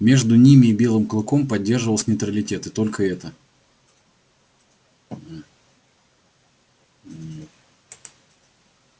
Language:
Russian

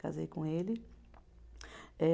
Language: Portuguese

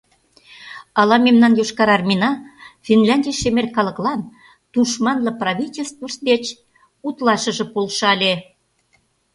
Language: Mari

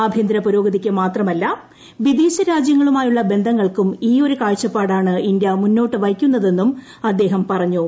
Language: Malayalam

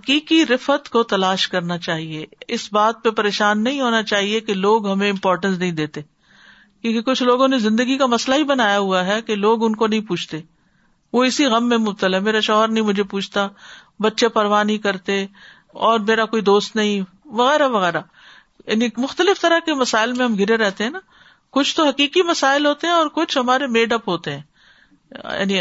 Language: Urdu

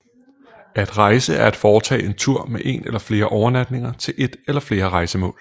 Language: Danish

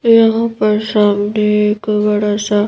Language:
Hindi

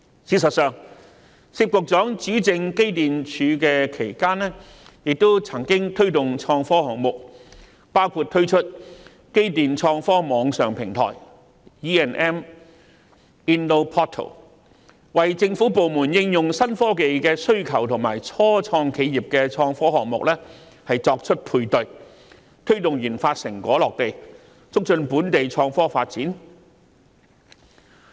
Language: Cantonese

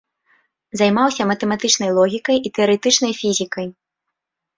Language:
Belarusian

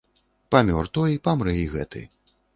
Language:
Belarusian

